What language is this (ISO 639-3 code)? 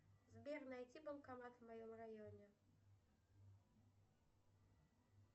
rus